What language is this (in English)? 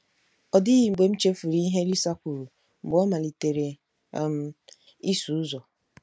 Igbo